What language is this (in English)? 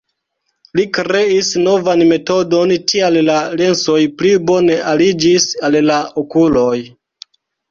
Esperanto